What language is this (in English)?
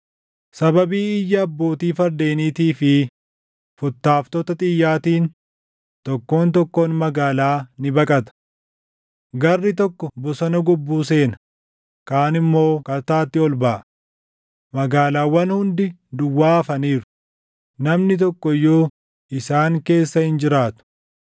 Oromo